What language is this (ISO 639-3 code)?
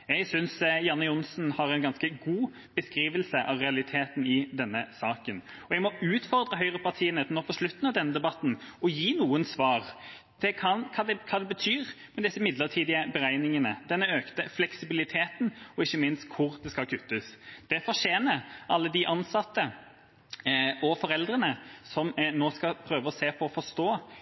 nob